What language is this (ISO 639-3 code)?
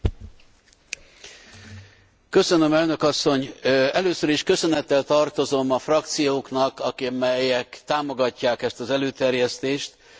hun